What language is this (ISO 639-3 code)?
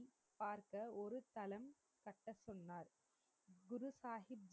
tam